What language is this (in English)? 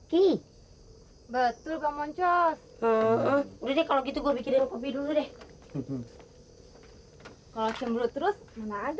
Indonesian